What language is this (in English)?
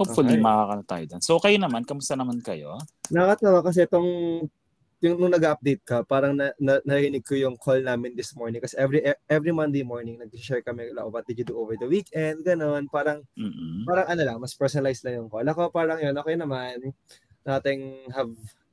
Filipino